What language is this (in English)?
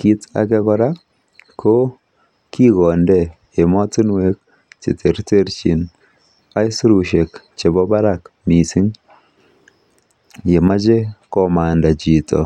Kalenjin